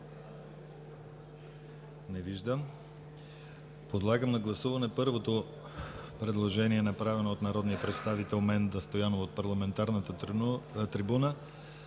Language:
Bulgarian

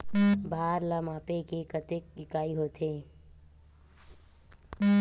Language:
Chhattisgarhi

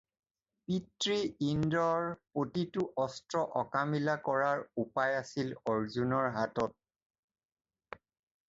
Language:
Assamese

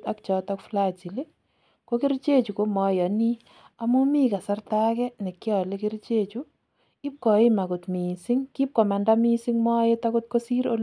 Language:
Kalenjin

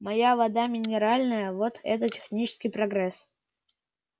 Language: Russian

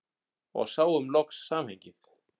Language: Icelandic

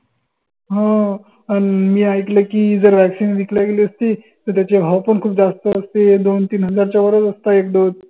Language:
Marathi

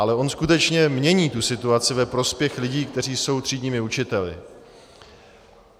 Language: Czech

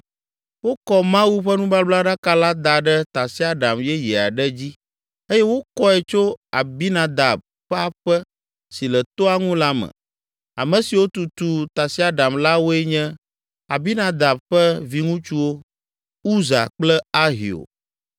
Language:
Ewe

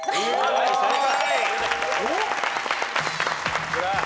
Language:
Japanese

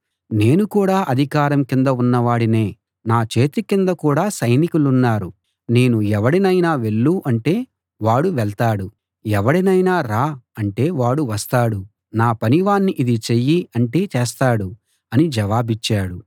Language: Telugu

